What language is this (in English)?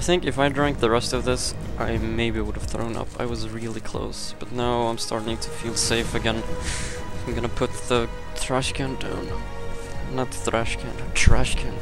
English